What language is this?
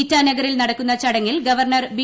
Malayalam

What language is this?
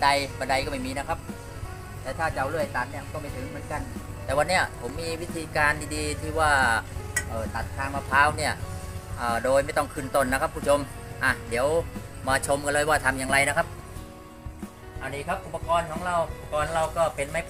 Thai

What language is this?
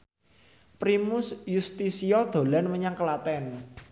Javanese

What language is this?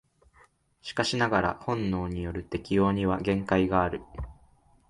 Japanese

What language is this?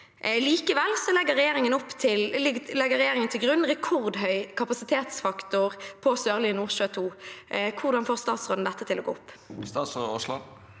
Norwegian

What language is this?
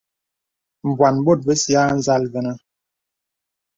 Bebele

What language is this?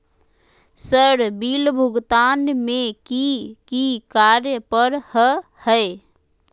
Magahi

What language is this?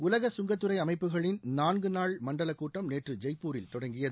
Tamil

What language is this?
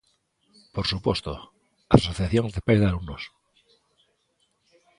Galician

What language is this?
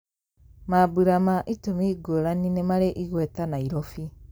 Kikuyu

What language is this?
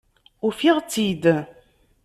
Kabyle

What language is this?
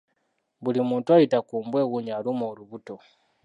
Ganda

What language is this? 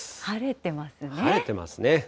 Japanese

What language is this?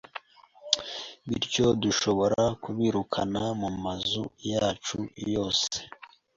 Kinyarwanda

